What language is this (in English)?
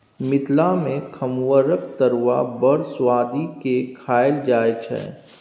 Maithili